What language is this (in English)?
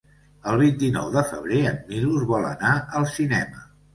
Catalan